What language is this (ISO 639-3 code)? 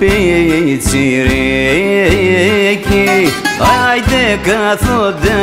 ell